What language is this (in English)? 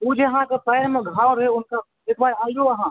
Maithili